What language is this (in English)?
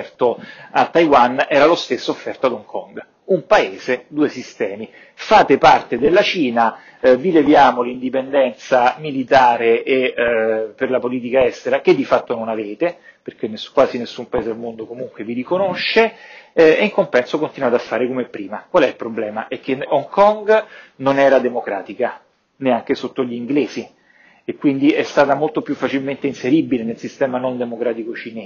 Italian